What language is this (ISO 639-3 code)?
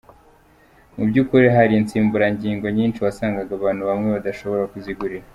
kin